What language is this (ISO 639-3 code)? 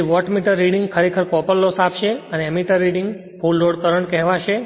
guj